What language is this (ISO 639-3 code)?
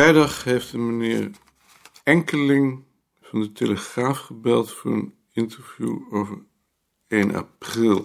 nld